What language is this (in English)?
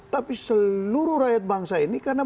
Indonesian